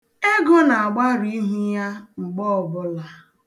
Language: Igbo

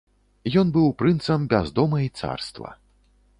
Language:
Belarusian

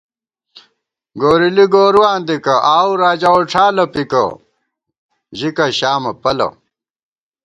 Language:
Gawar-Bati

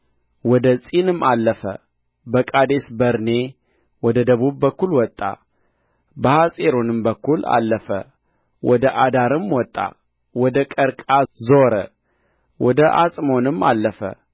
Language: Amharic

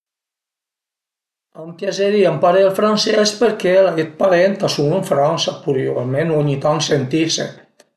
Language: Piedmontese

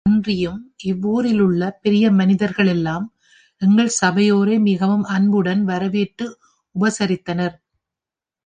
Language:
Tamil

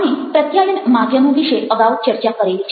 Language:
Gujarati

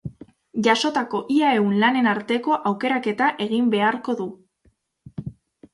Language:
Basque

